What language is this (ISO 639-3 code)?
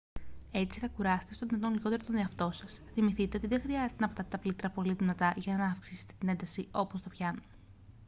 ell